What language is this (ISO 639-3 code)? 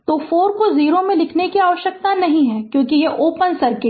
hin